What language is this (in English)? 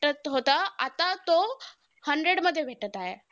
Marathi